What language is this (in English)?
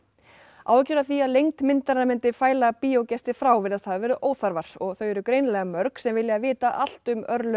Icelandic